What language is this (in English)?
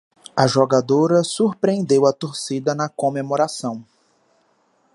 Portuguese